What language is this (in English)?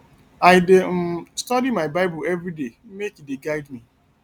Nigerian Pidgin